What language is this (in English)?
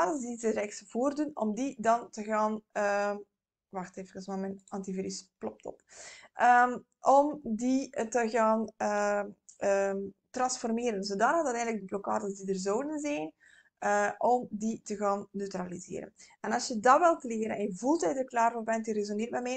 Dutch